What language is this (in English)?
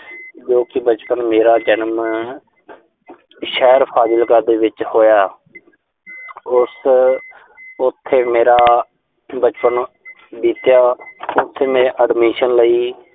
Punjabi